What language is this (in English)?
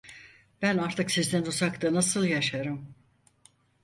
Turkish